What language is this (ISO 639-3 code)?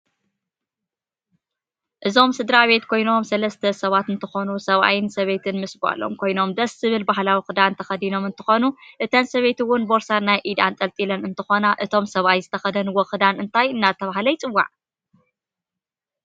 tir